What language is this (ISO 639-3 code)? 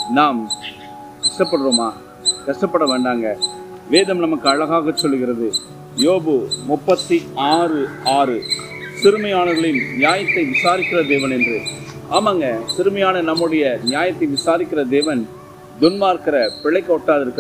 tam